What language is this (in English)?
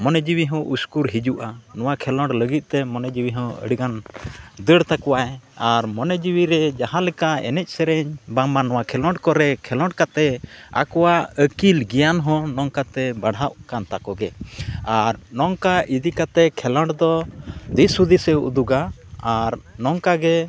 Santali